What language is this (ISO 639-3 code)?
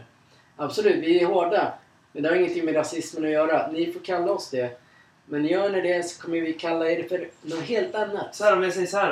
swe